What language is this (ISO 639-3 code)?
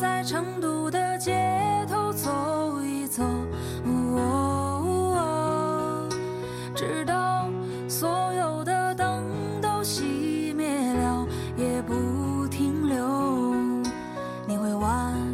zho